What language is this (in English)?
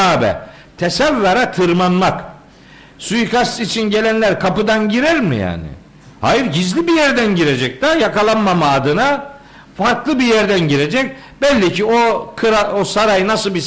Turkish